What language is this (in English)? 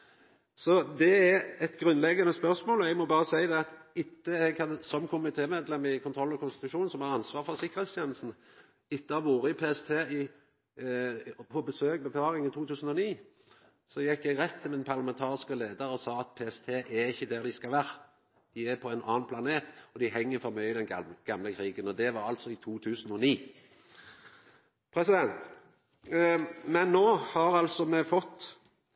Norwegian Nynorsk